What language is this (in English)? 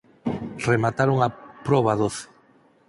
Galician